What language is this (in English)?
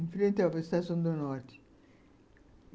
Portuguese